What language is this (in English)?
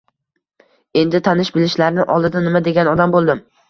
Uzbek